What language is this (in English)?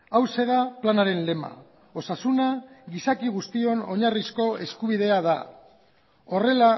Basque